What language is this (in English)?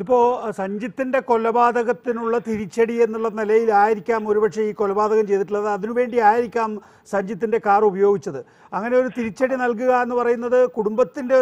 Romanian